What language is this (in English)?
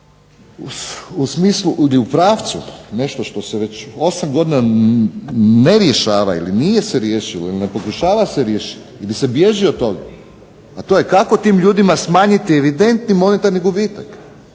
Croatian